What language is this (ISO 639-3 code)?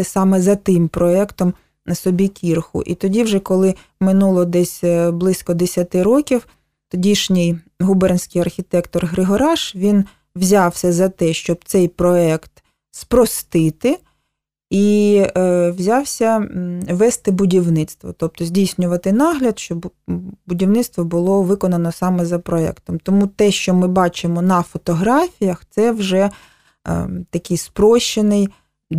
ukr